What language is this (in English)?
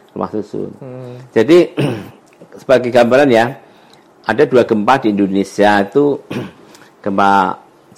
Indonesian